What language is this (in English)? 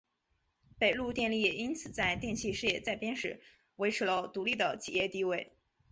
Chinese